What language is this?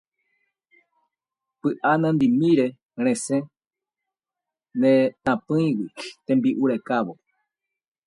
Guarani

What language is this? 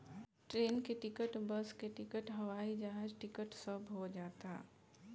Bhojpuri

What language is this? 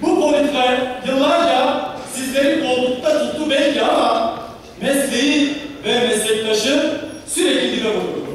Turkish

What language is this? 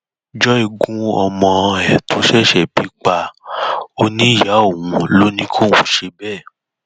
Yoruba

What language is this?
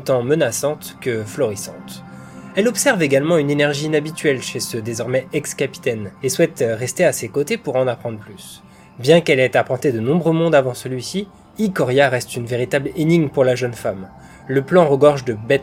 French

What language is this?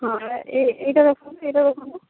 Odia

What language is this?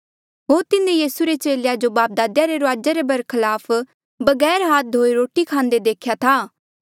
Mandeali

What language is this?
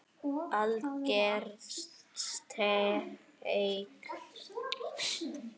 Icelandic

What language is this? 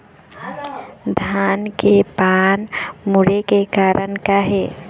Chhattisgarhi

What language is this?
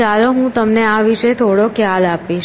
Gujarati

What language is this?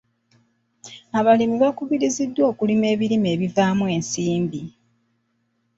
Ganda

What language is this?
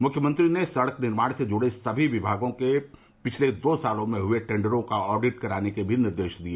Hindi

